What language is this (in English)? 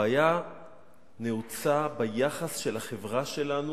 Hebrew